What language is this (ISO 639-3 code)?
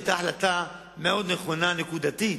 heb